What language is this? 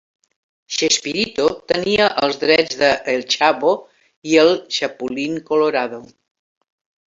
Catalan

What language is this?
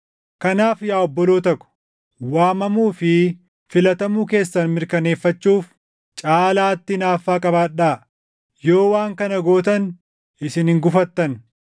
Oromo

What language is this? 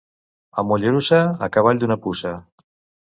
Catalan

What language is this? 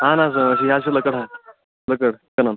Kashmiri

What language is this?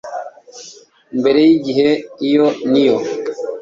Kinyarwanda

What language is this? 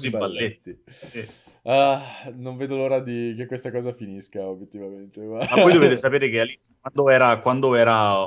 Italian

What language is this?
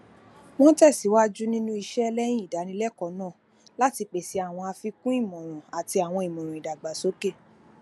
Yoruba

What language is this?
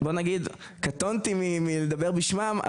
Hebrew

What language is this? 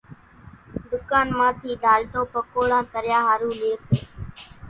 Kachi Koli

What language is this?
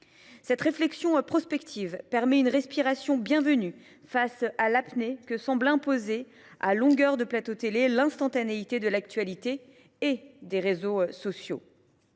French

